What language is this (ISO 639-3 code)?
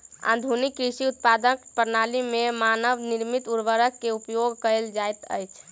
mai